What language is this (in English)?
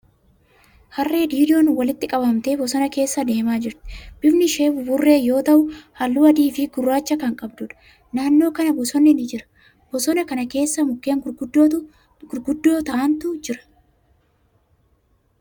Oromo